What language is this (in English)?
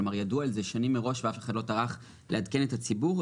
Hebrew